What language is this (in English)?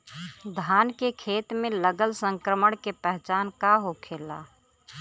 Bhojpuri